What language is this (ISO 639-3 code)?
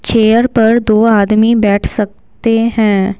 hin